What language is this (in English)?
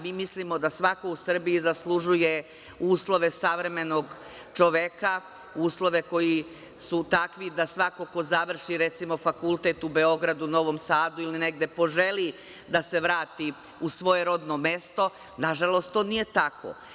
Serbian